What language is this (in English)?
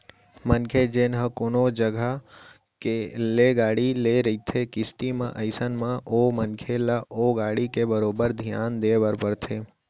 Chhattisgarhi